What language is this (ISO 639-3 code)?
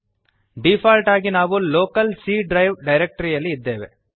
kan